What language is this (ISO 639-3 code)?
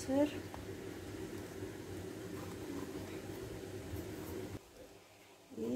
tur